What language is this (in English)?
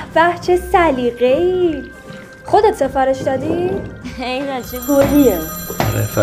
Persian